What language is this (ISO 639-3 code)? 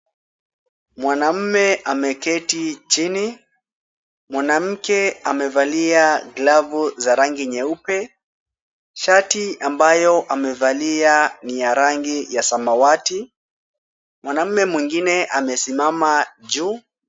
swa